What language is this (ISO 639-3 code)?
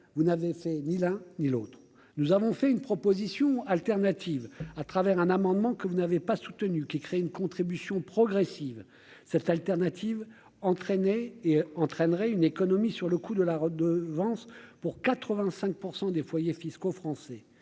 fra